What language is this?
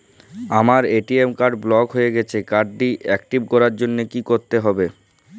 Bangla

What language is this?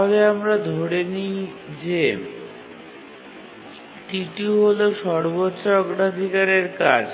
Bangla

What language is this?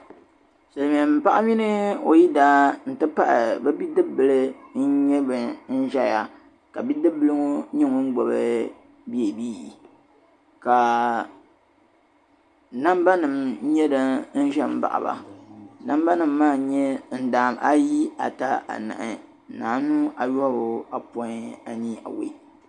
Dagbani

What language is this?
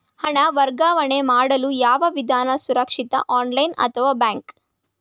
Kannada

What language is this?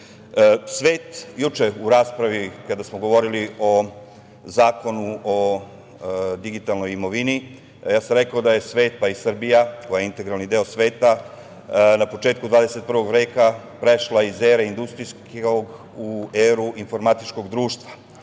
Serbian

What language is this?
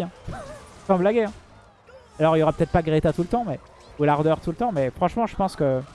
French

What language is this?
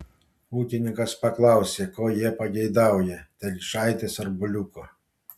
Lithuanian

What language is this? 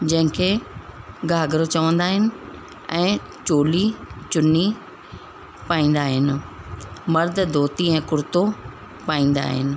Sindhi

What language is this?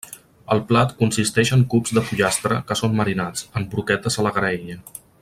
Catalan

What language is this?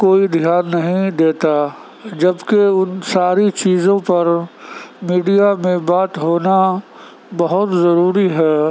Urdu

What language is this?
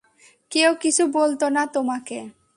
Bangla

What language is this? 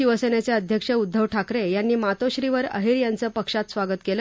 Marathi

